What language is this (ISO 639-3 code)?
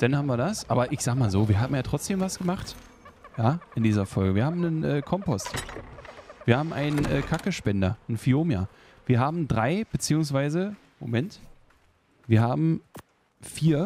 deu